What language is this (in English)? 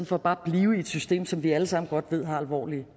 Danish